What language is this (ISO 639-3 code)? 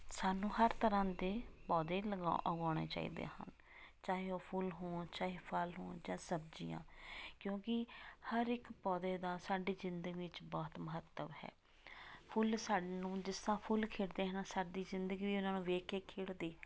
pan